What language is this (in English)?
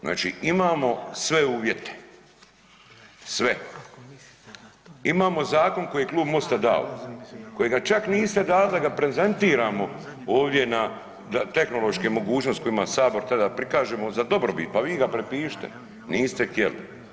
Croatian